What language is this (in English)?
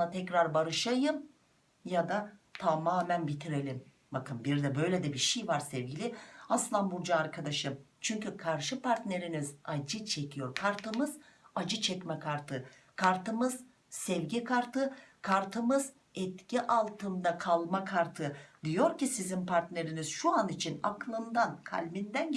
Turkish